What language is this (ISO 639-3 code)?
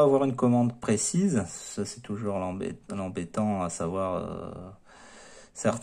fra